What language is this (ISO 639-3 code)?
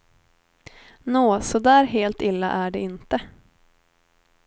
swe